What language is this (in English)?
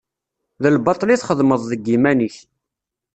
Kabyle